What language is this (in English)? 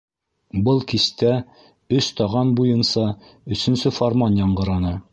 Bashkir